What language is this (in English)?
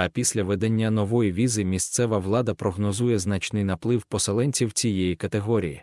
Ukrainian